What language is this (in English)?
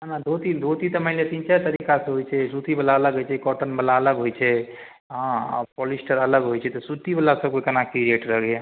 Maithili